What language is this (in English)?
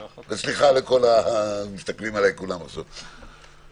Hebrew